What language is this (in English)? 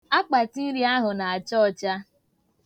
Igbo